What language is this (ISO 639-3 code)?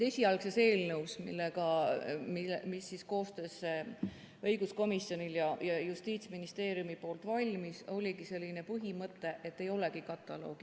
est